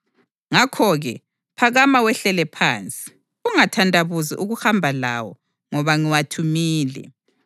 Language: North Ndebele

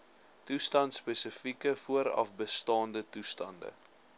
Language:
Afrikaans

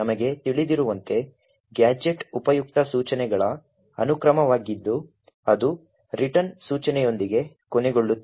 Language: Kannada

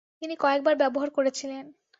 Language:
Bangla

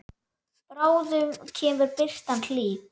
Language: Icelandic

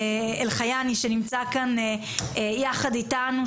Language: Hebrew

